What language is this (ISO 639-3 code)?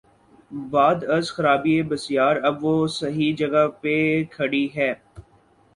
urd